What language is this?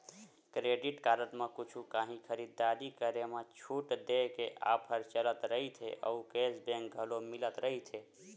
Chhattisgarhi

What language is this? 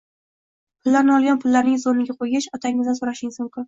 Uzbek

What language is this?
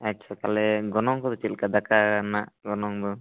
Santali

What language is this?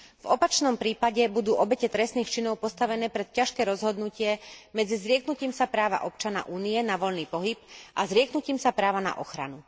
Slovak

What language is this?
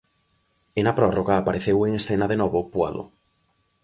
Galician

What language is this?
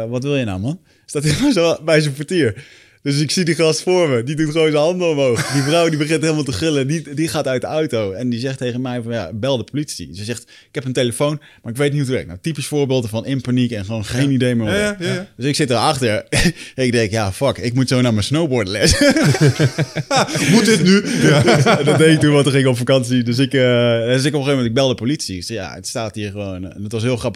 Dutch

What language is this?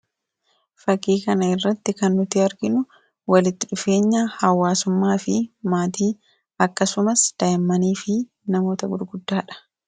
Oromo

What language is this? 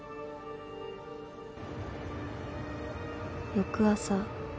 Japanese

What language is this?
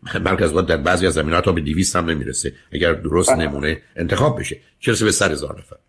Persian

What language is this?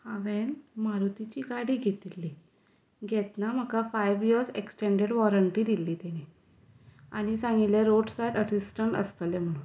Konkani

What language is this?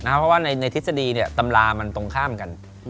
Thai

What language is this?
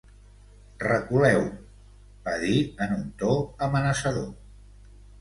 Catalan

